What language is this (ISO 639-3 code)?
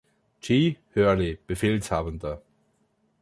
deu